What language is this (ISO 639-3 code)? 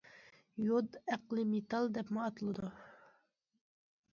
uig